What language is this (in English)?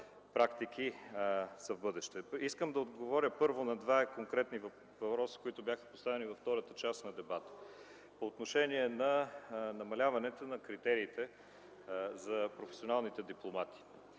Bulgarian